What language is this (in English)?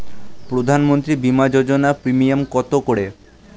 Bangla